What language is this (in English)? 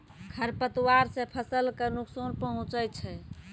Maithili